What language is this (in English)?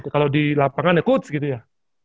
Indonesian